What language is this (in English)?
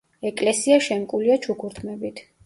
Georgian